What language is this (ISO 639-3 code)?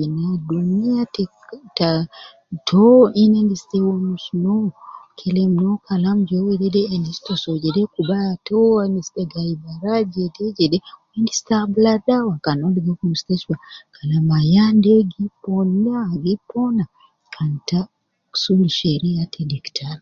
kcn